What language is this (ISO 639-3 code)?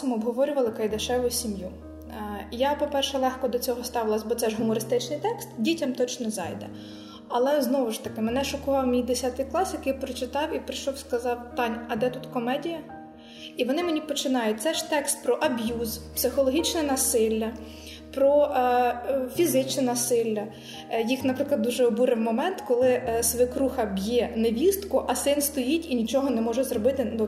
ukr